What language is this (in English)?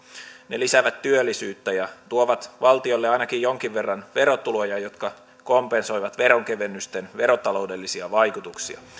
Finnish